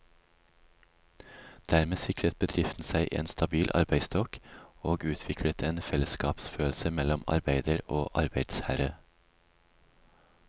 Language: Norwegian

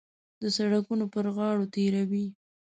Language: Pashto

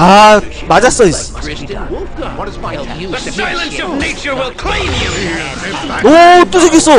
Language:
Korean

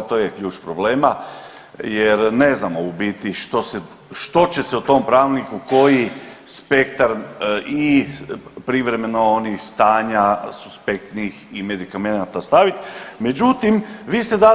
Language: Croatian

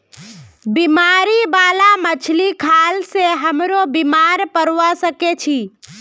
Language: Magahi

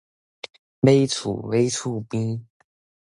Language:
Min Nan Chinese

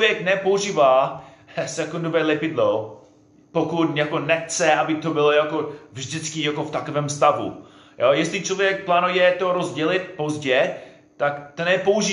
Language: Czech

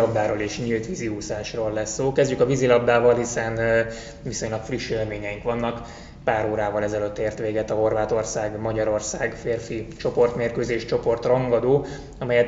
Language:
Hungarian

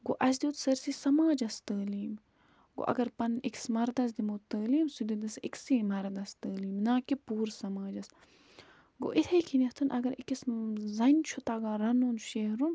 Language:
Kashmiri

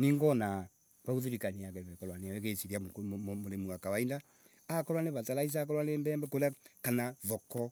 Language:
Embu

